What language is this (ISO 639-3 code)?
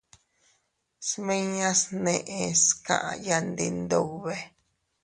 cut